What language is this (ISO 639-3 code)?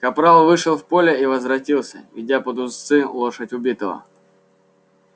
rus